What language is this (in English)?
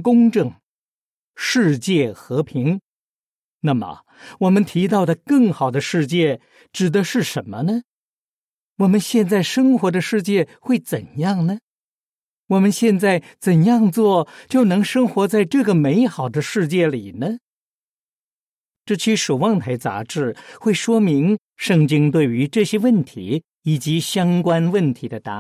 Chinese